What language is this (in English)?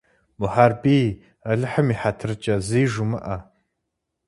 Kabardian